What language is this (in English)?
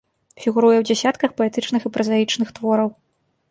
Belarusian